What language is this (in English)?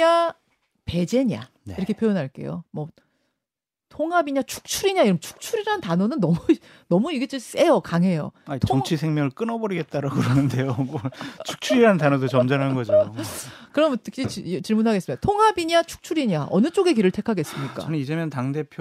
Korean